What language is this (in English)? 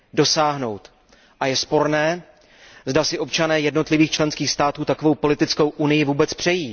Czech